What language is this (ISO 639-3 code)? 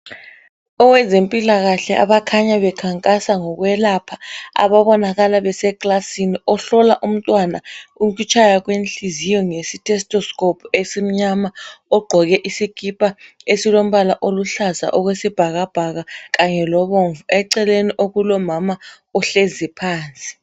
nde